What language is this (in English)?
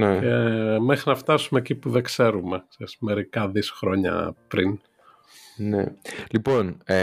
Greek